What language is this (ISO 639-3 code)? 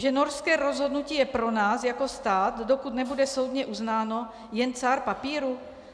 ces